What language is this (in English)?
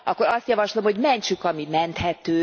Hungarian